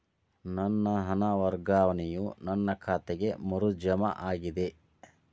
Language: Kannada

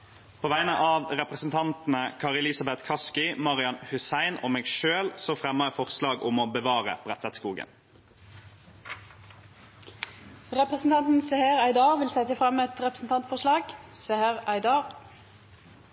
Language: Norwegian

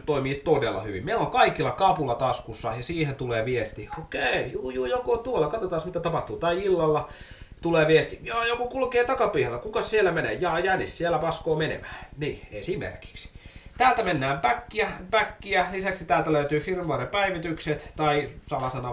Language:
Finnish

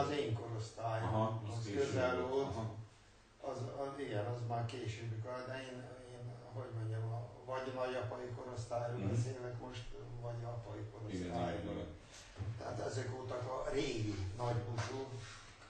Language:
Hungarian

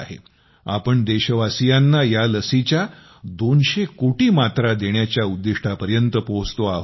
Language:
Marathi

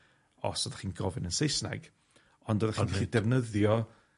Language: Welsh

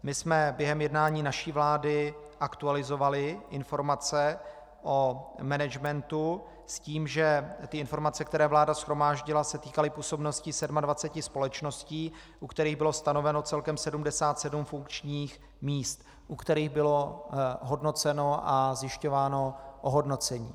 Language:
Czech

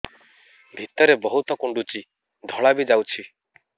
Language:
Odia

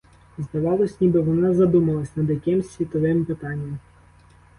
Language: Ukrainian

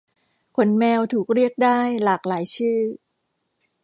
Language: Thai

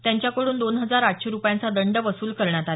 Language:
Marathi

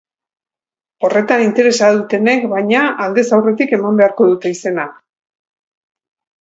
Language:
Basque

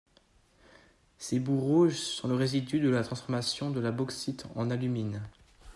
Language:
French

